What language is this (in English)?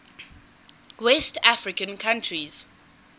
English